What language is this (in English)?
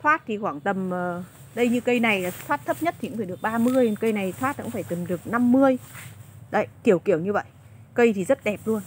Vietnamese